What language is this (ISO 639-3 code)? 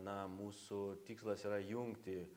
lit